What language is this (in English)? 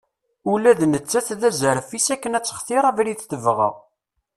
Kabyle